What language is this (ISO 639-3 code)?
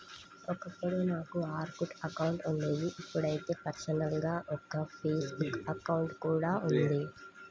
tel